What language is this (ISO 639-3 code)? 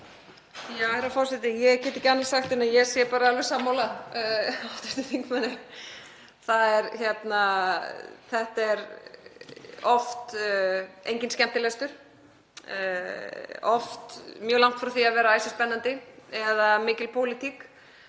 isl